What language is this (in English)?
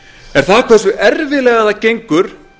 Icelandic